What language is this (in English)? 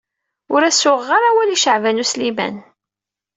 Kabyle